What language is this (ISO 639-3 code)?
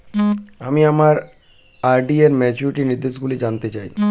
ben